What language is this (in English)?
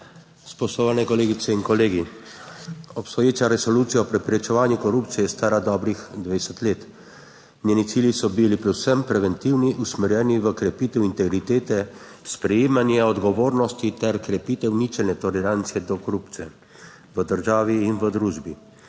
Slovenian